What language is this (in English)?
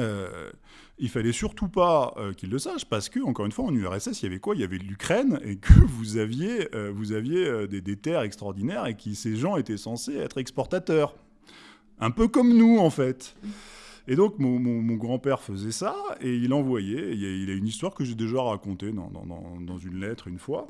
French